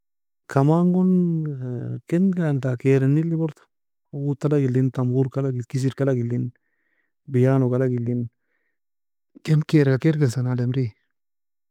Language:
Nobiin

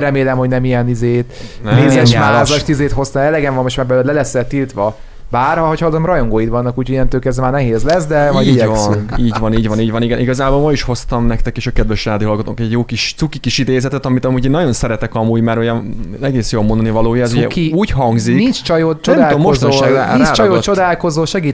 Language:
Hungarian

